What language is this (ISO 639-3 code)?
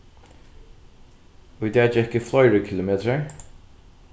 fao